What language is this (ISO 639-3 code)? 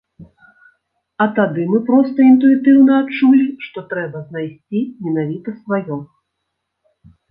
bel